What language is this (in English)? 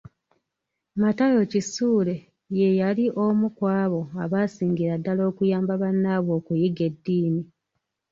Ganda